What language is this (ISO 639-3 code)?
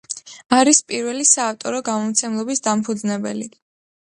kat